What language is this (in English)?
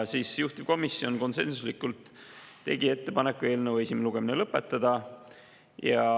Estonian